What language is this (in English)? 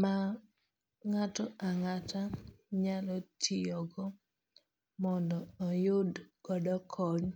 Luo (Kenya and Tanzania)